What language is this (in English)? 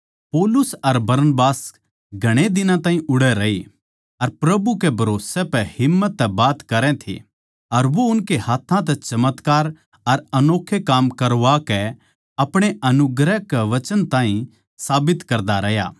Haryanvi